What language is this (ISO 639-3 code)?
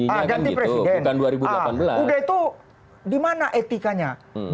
ind